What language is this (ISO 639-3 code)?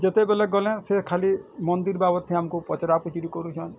ori